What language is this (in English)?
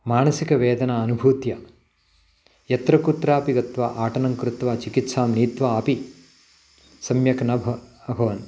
Sanskrit